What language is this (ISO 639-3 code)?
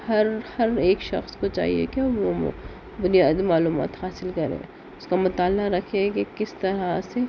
urd